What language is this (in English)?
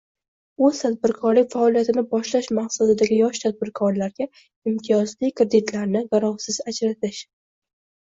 Uzbek